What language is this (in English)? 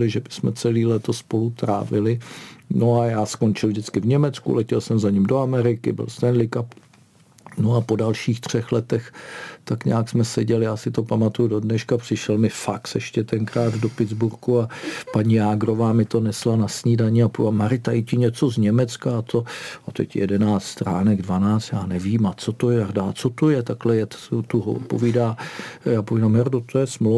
Czech